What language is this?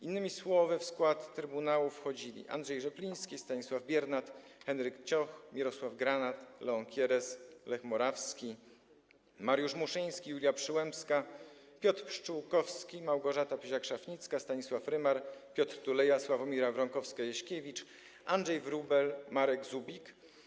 Polish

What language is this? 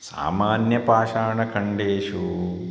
Sanskrit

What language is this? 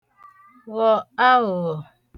Igbo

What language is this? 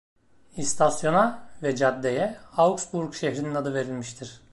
Turkish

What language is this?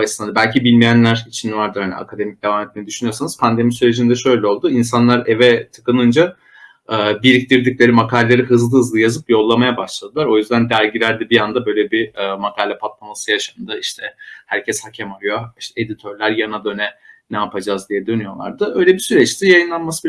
Turkish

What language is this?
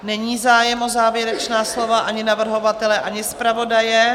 Czech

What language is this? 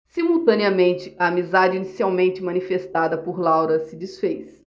Portuguese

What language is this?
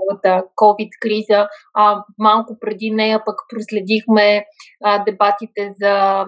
Bulgarian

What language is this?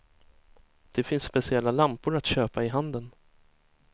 Swedish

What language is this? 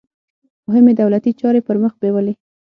Pashto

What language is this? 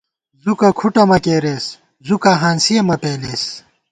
Gawar-Bati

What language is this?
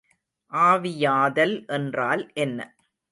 Tamil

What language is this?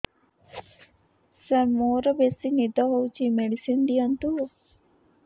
Odia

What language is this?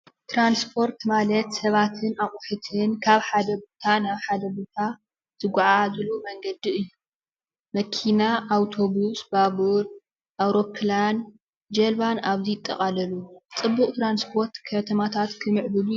Tigrinya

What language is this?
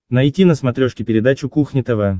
Russian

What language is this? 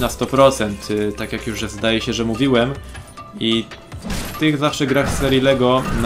Polish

